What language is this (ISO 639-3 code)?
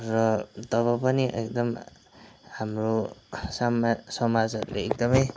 nep